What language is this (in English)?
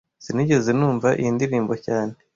Kinyarwanda